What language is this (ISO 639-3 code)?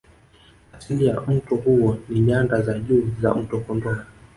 swa